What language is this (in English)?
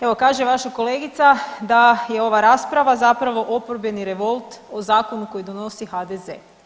Croatian